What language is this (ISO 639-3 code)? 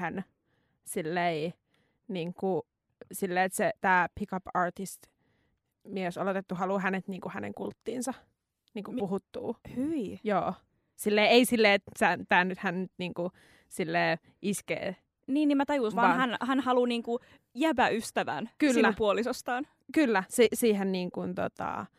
fin